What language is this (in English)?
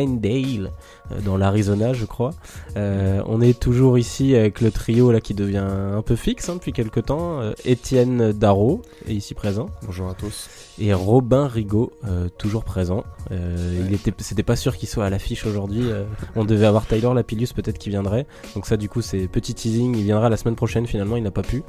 French